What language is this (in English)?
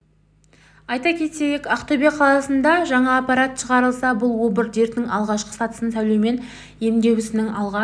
Kazakh